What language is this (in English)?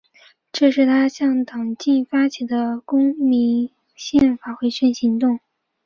Chinese